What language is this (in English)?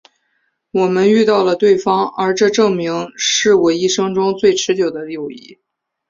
Chinese